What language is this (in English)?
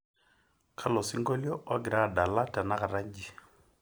Masai